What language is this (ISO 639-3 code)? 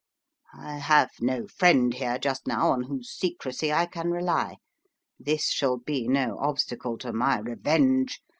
eng